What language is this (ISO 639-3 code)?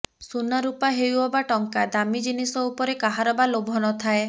ori